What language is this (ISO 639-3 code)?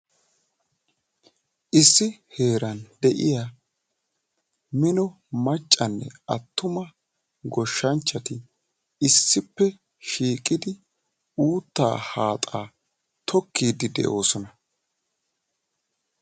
wal